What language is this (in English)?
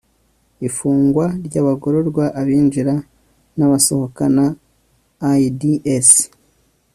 Kinyarwanda